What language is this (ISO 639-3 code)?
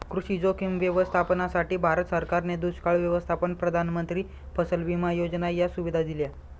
mar